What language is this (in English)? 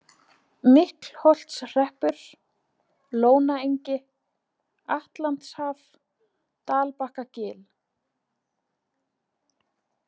Icelandic